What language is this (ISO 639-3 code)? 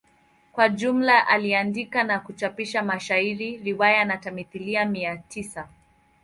swa